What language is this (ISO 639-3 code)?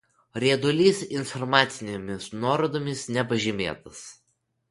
lit